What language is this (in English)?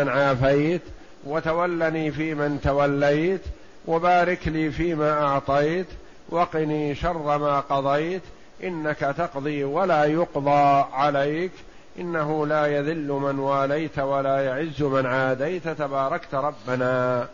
Arabic